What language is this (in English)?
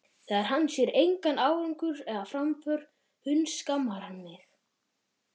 Icelandic